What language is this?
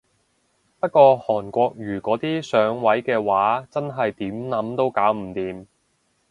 Cantonese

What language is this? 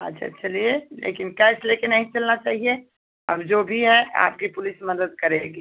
Hindi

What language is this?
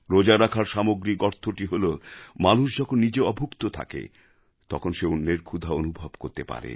Bangla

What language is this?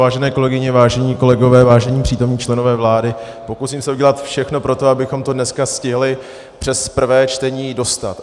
Czech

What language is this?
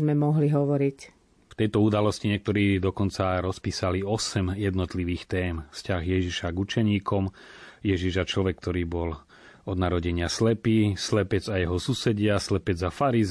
Slovak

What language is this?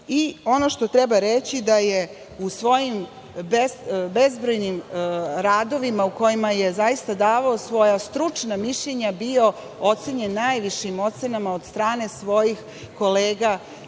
Serbian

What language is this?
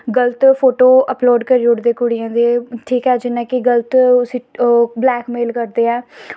Dogri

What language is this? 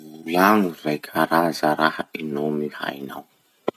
Masikoro Malagasy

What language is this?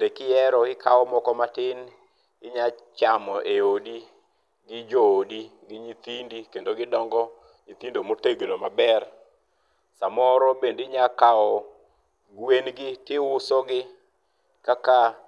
Luo (Kenya and Tanzania)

